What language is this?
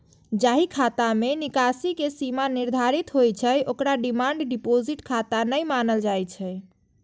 Maithili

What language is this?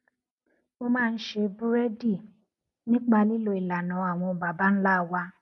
Yoruba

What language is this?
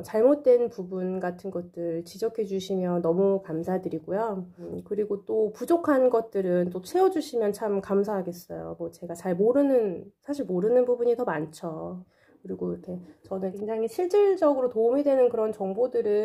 Korean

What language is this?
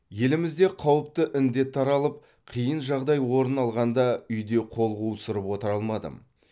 Kazakh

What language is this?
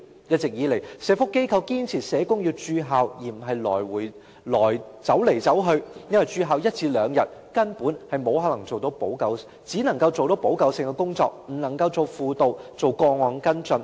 Cantonese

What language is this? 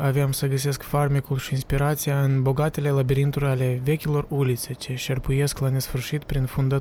Romanian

